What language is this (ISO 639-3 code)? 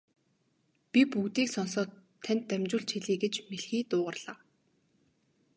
mon